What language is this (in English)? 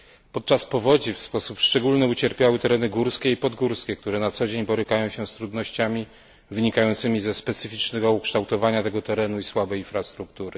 Polish